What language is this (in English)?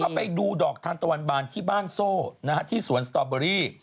Thai